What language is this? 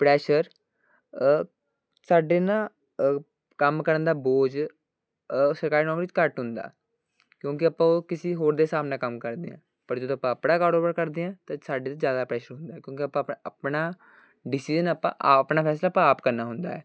Punjabi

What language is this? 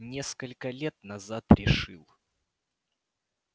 Russian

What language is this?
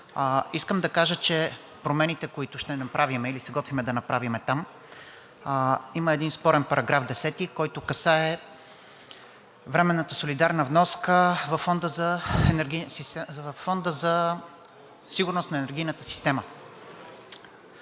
Bulgarian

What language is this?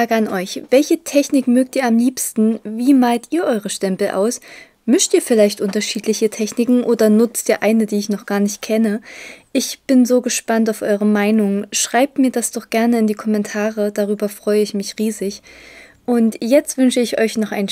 German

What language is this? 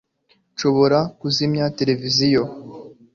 Kinyarwanda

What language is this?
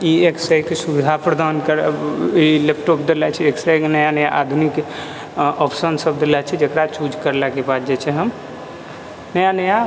Maithili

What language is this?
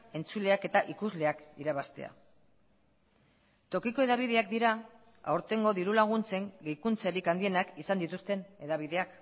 Basque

